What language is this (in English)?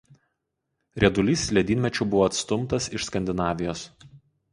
Lithuanian